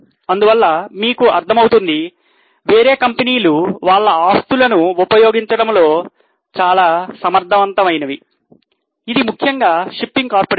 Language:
Telugu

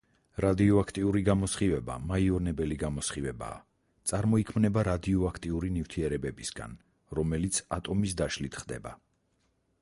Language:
Georgian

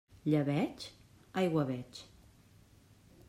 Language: Catalan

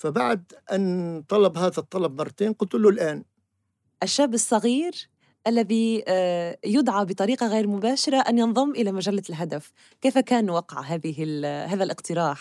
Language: Arabic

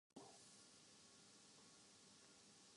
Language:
Urdu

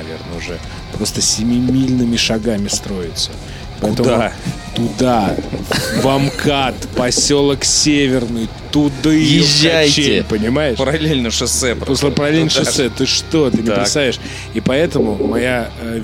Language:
Russian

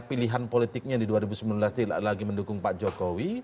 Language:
Indonesian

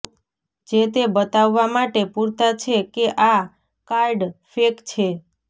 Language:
Gujarati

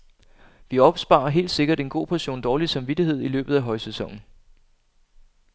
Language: Danish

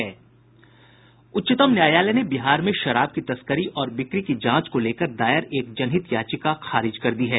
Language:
Hindi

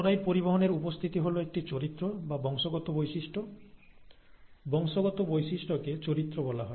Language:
Bangla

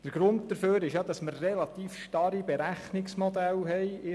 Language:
Swiss German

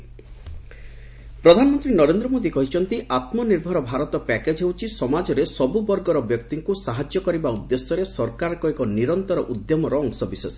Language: Odia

